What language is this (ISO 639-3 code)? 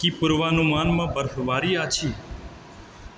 mai